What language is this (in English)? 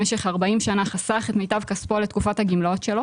Hebrew